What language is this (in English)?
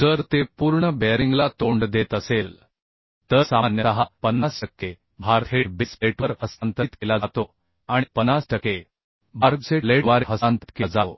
Marathi